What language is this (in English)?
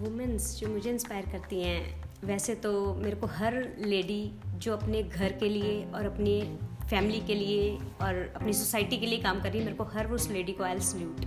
Hindi